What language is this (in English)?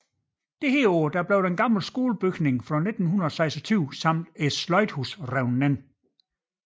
Danish